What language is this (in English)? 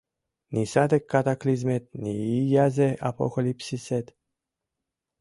Mari